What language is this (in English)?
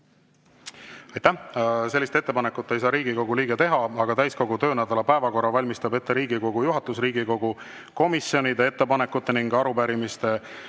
Estonian